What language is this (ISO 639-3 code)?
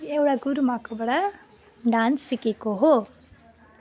nep